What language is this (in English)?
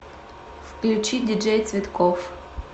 Russian